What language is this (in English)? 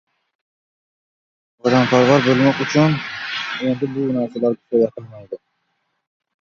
Uzbek